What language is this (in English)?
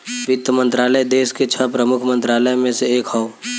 Bhojpuri